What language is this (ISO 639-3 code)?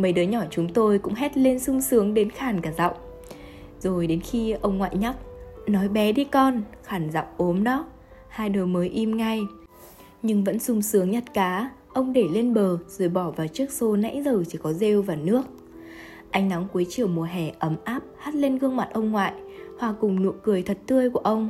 vie